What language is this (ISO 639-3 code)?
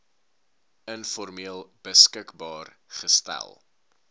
afr